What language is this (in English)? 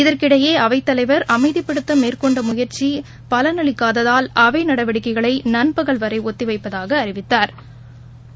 Tamil